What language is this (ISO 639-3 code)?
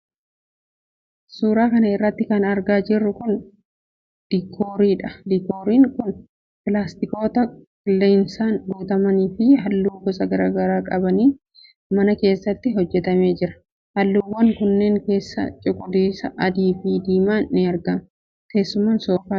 orm